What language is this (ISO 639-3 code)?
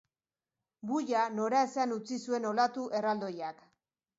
eus